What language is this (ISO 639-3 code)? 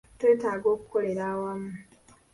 lug